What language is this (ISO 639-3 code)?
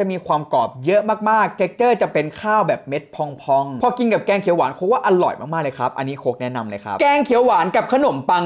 tha